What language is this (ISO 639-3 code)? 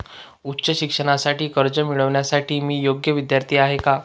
mar